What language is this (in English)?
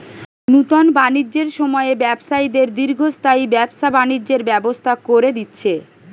Bangla